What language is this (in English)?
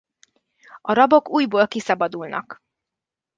Hungarian